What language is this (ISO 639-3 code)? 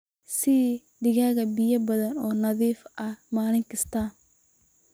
som